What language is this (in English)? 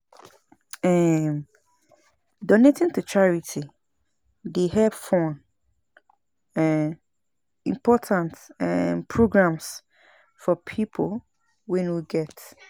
Nigerian Pidgin